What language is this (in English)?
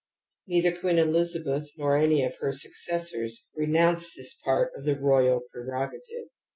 English